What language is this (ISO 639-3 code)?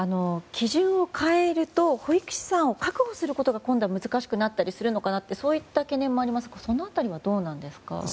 jpn